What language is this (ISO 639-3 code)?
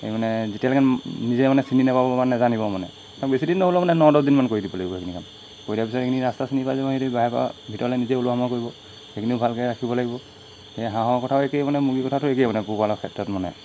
asm